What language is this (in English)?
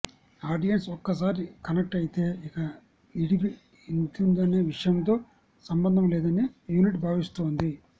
Telugu